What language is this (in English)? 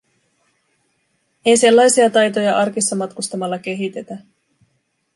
Finnish